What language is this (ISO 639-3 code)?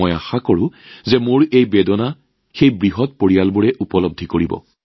asm